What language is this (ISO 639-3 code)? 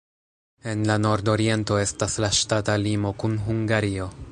epo